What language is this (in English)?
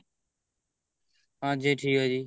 Punjabi